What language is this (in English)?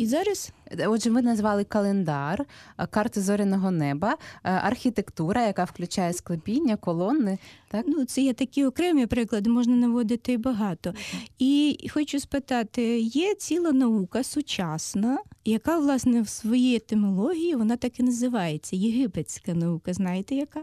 Ukrainian